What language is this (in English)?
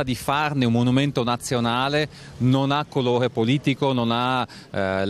Italian